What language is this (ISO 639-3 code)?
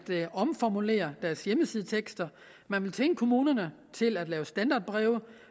dan